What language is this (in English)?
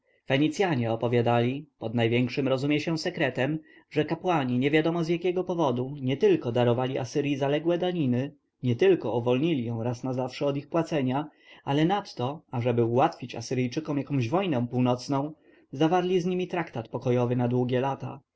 Polish